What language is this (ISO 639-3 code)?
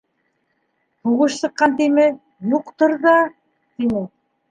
bak